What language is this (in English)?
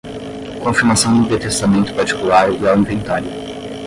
Portuguese